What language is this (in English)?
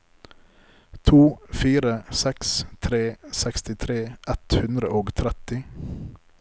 Norwegian